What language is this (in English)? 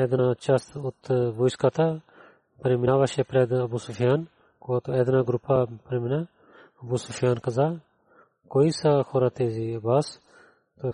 Bulgarian